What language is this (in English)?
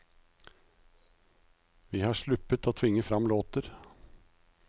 Norwegian